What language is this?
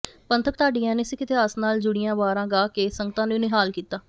Punjabi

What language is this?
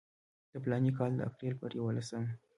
Pashto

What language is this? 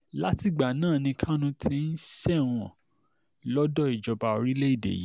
Yoruba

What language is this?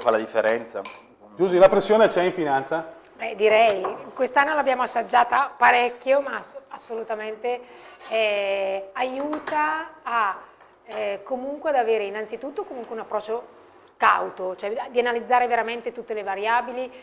Italian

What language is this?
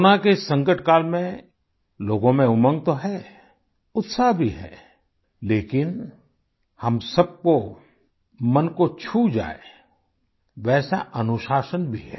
Hindi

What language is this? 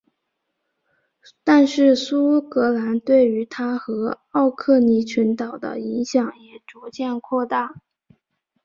Chinese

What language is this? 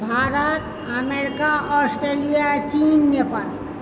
Maithili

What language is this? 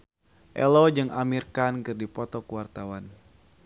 Sundanese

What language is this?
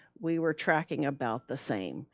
English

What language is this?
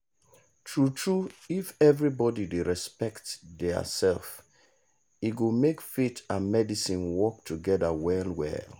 Nigerian Pidgin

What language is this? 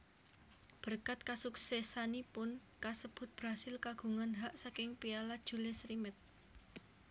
Javanese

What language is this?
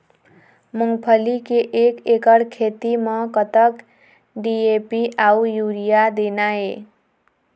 Chhattisgarhi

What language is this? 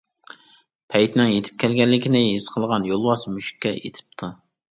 Uyghur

